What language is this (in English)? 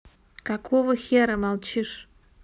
Russian